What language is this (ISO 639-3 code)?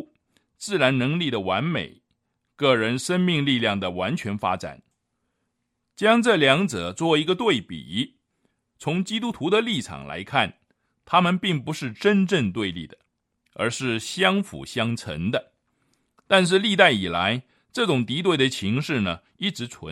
zho